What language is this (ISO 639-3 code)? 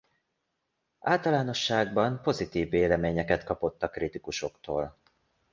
hun